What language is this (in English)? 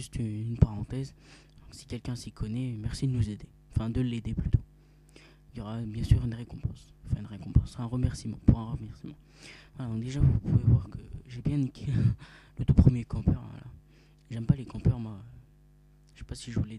French